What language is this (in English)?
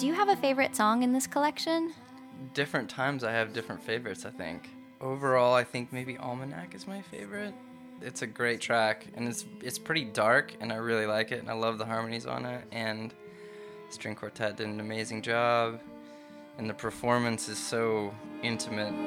English